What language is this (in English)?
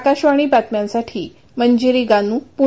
Marathi